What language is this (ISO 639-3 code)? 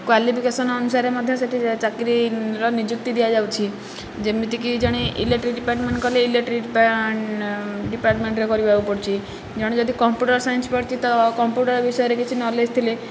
ori